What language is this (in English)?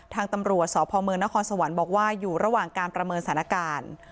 Thai